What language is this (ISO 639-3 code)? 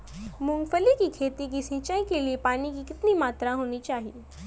hin